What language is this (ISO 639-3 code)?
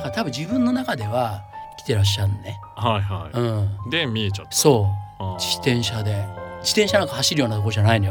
jpn